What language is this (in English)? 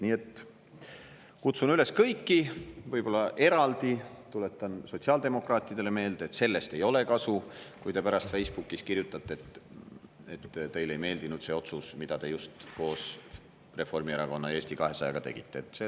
Estonian